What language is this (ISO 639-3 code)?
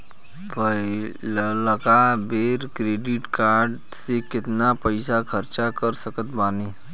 bho